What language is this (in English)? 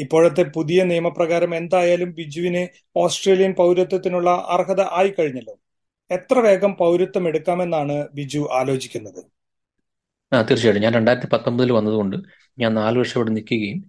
Malayalam